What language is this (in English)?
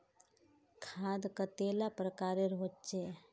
Magahi